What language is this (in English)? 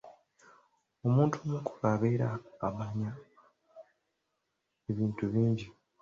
Ganda